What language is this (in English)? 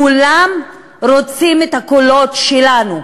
Hebrew